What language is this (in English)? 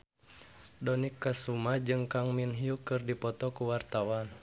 Sundanese